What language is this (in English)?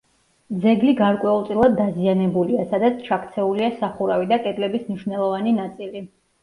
Georgian